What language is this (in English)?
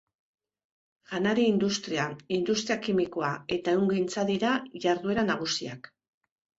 Basque